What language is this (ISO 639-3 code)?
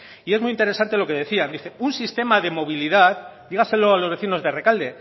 spa